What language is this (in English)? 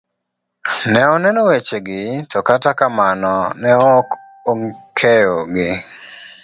Luo (Kenya and Tanzania)